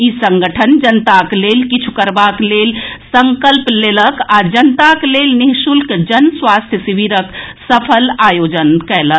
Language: Maithili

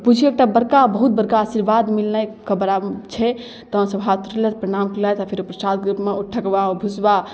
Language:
Maithili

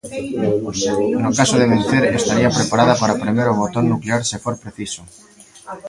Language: Galician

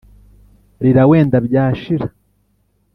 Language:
Kinyarwanda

